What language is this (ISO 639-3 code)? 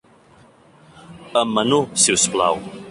cat